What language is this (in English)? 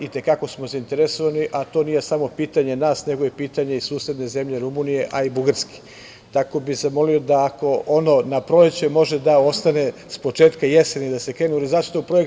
Serbian